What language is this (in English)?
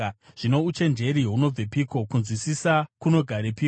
Shona